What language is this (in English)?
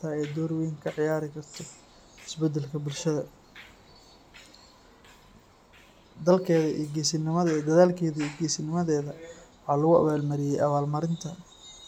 Somali